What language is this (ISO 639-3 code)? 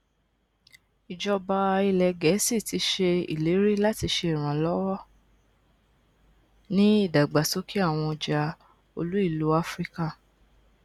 yor